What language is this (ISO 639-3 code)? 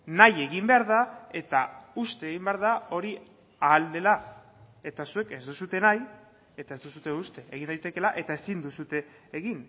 eus